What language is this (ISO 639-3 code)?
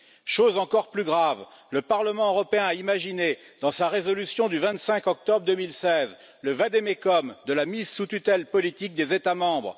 fra